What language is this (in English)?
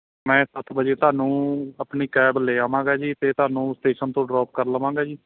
Punjabi